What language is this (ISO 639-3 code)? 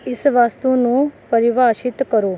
pan